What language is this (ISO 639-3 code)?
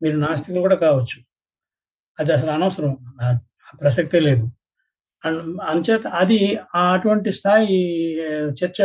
tel